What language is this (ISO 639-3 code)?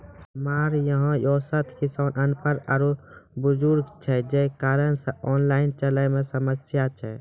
mai